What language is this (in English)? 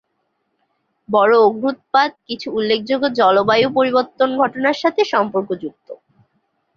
Bangla